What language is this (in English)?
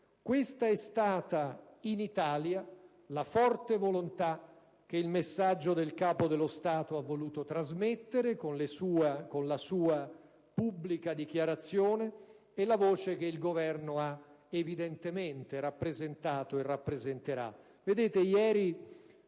Italian